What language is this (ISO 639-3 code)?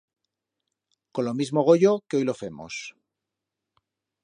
arg